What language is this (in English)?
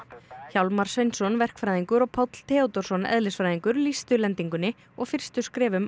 Icelandic